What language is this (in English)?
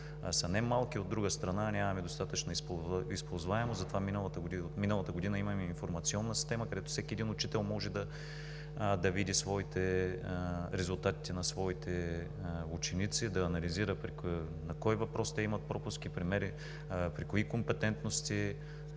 Bulgarian